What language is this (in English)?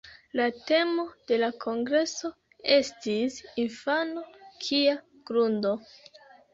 Esperanto